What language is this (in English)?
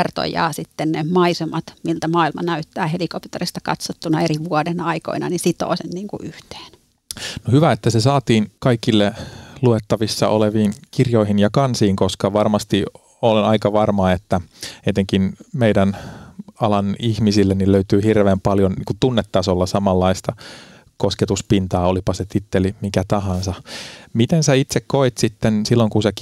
Finnish